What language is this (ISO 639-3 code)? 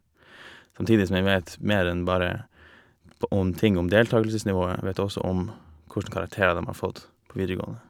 nor